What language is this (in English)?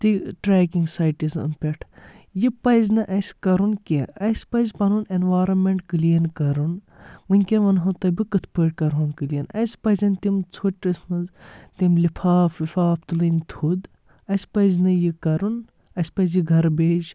Kashmiri